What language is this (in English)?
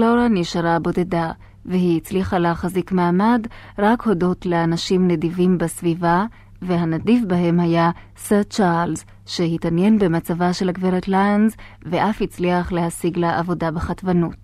Hebrew